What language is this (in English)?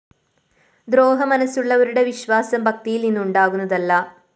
Malayalam